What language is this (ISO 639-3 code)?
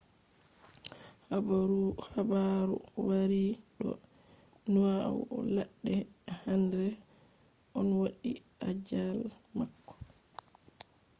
ful